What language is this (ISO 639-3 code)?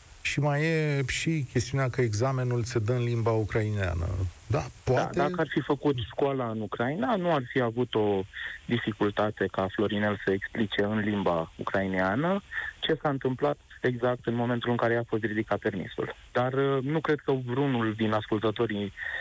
ron